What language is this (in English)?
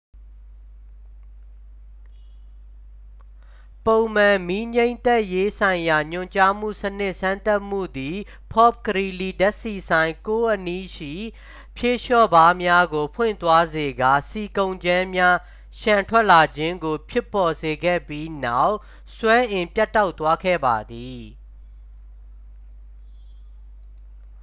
Burmese